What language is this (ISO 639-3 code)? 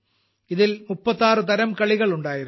mal